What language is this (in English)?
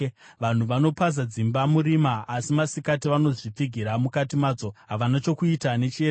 Shona